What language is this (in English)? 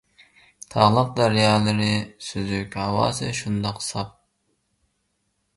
Uyghur